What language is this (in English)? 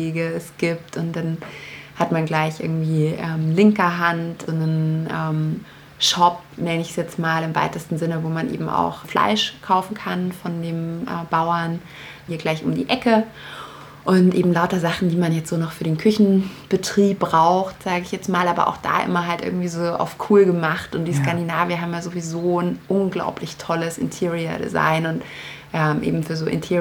German